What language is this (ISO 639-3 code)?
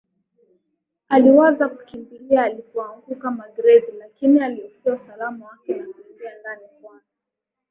swa